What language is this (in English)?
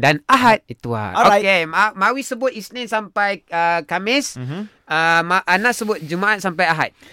Malay